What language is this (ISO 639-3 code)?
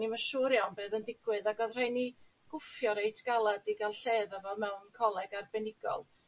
cym